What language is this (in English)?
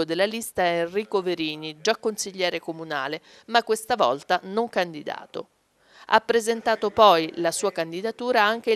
Italian